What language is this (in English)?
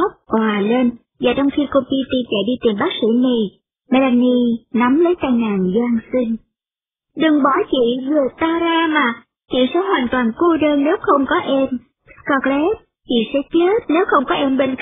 Vietnamese